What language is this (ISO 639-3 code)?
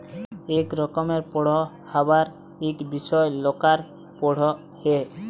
ben